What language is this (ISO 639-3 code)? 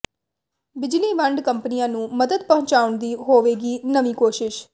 pan